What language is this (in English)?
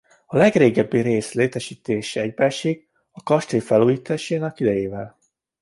Hungarian